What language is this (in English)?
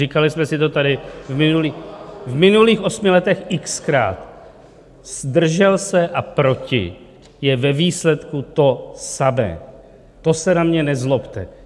Czech